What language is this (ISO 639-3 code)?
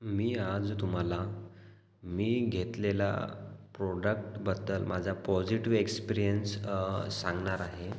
mar